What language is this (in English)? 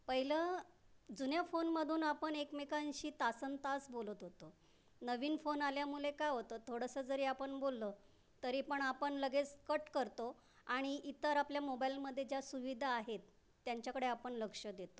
Marathi